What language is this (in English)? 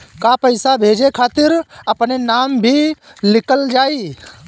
Bhojpuri